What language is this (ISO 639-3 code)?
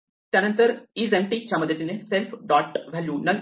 mar